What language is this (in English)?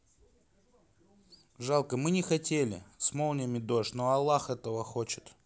Russian